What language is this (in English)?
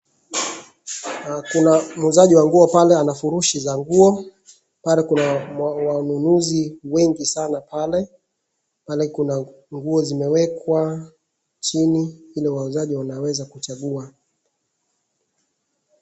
Swahili